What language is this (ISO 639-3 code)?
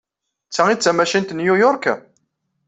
kab